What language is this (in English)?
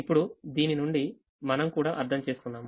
Telugu